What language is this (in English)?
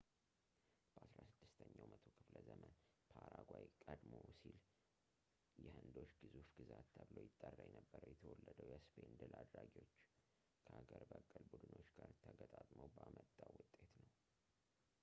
Amharic